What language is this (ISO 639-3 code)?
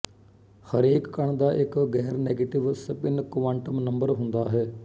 pan